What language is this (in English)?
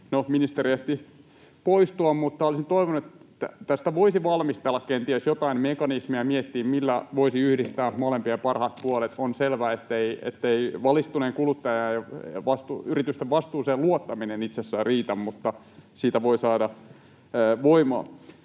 Finnish